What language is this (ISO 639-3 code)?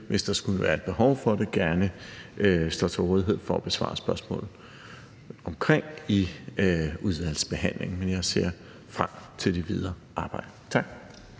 dan